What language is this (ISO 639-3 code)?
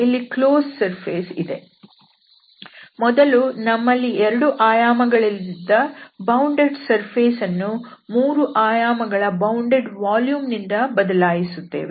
kan